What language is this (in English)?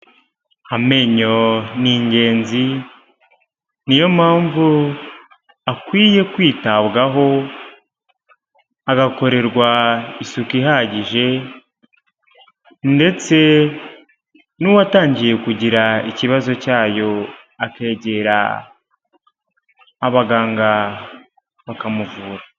Kinyarwanda